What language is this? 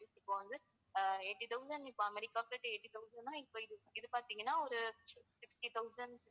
Tamil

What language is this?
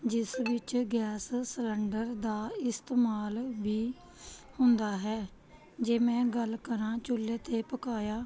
Punjabi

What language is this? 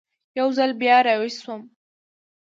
Pashto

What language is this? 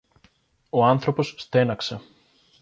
Greek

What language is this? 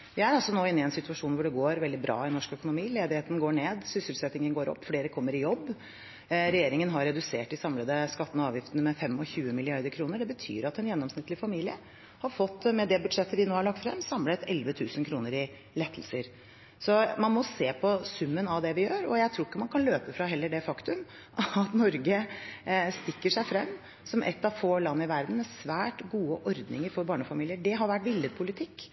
Norwegian Bokmål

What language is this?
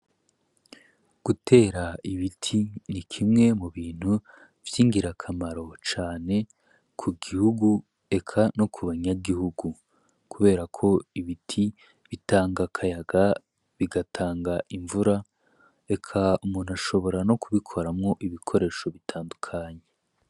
Rundi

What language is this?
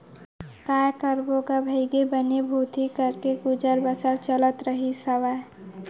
Chhattisgarhi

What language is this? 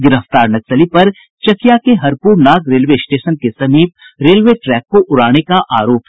Hindi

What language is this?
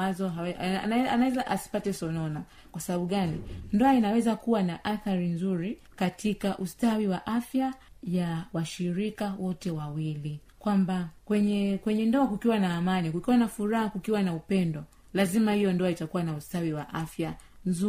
Swahili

